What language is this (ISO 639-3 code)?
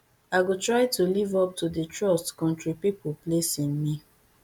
pcm